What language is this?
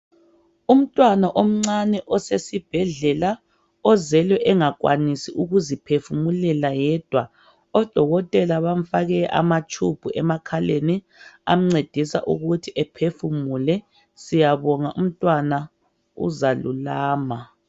North Ndebele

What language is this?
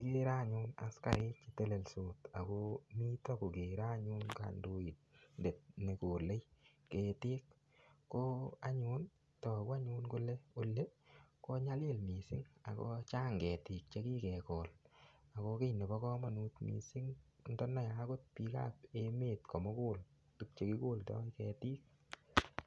Kalenjin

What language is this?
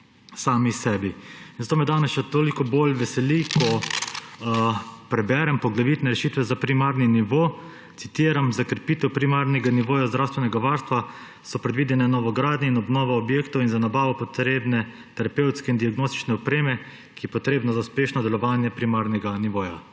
Slovenian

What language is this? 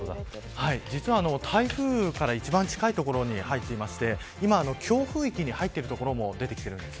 Japanese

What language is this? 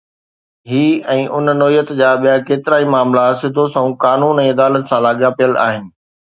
Sindhi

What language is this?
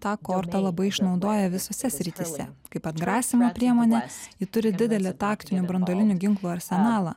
Lithuanian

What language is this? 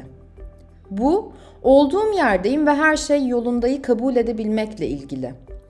Turkish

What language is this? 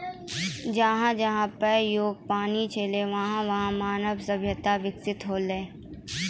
Maithili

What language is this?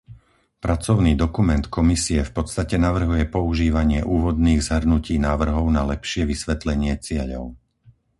Slovak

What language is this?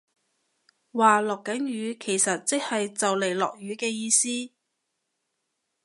Cantonese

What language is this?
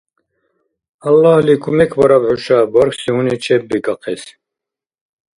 Dargwa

